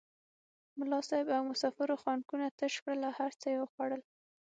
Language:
Pashto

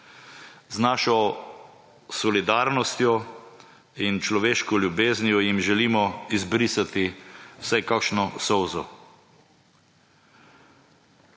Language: Slovenian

